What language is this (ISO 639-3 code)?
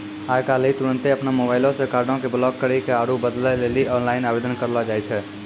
mai